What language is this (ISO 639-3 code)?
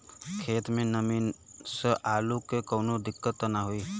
bho